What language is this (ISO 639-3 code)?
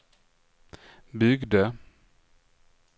swe